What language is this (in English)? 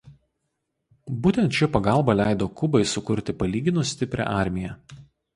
Lithuanian